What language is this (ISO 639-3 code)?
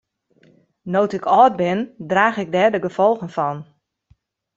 fry